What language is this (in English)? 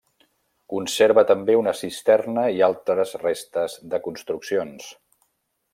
Catalan